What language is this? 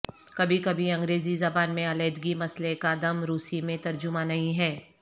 Urdu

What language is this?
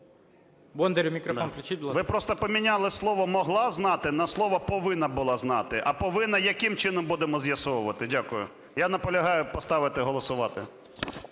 Ukrainian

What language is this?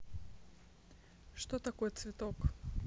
Russian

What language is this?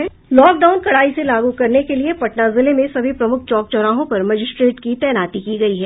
Hindi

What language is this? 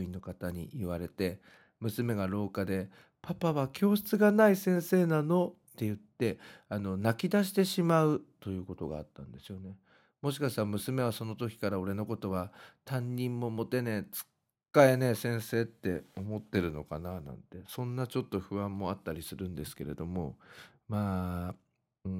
Japanese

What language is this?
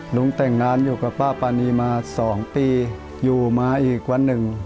Thai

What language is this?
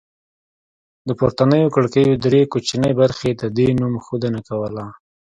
Pashto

